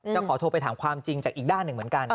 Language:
Thai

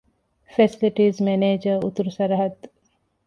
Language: Divehi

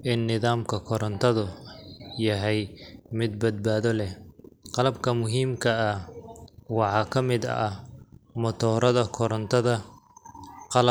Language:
Somali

